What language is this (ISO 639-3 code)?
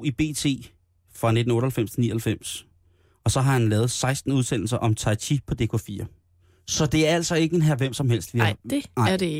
dan